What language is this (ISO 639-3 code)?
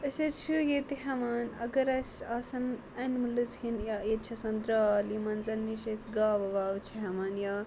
kas